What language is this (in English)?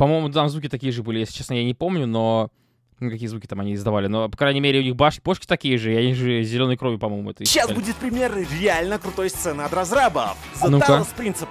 Russian